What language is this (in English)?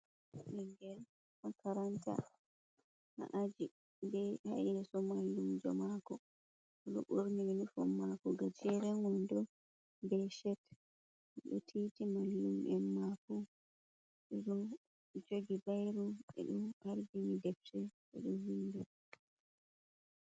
Fula